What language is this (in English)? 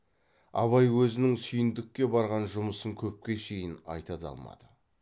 Kazakh